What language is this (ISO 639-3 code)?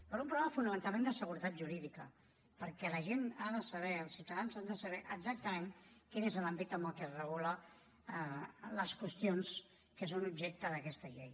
cat